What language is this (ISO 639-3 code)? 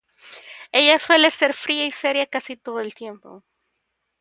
spa